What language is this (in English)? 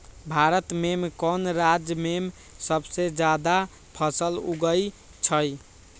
Magahi